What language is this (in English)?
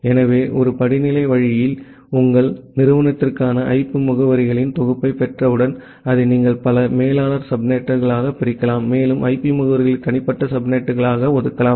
Tamil